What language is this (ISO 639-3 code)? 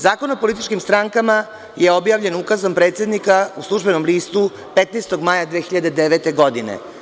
srp